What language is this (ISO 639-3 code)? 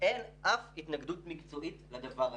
heb